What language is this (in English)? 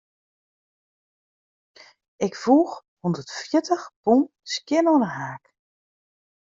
Western Frisian